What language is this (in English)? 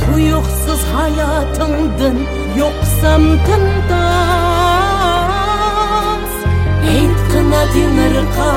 Turkish